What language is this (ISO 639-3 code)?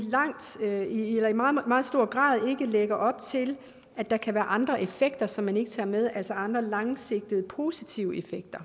dan